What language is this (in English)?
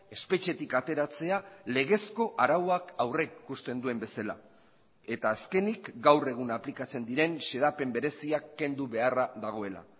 Basque